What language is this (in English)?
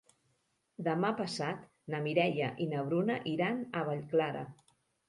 Catalan